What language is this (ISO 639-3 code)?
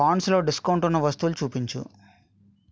tel